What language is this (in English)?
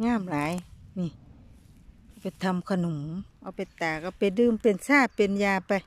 Thai